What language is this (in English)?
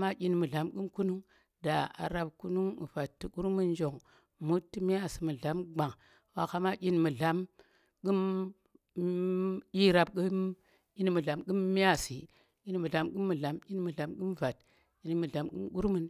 Tera